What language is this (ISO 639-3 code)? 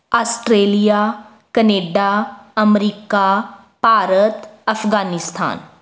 pan